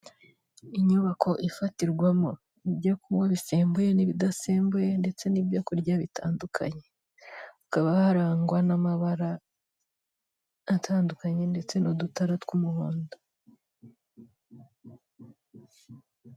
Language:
Kinyarwanda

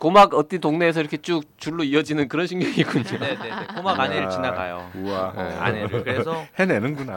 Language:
Korean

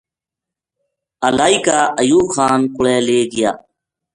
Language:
Gujari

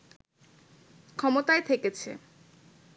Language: Bangla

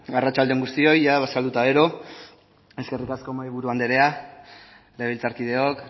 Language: Basque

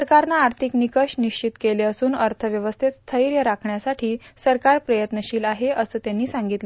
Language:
Marathi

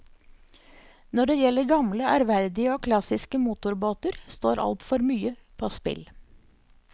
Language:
Norwegian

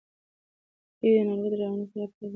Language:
Pashto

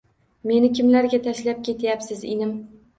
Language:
Uzbek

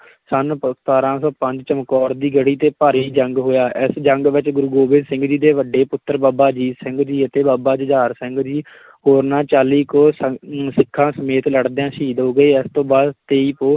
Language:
Punjabi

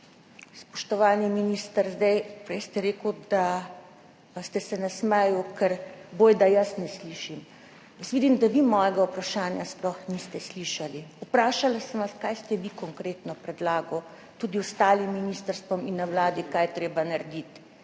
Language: Slovenian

